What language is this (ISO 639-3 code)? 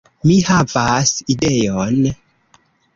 epo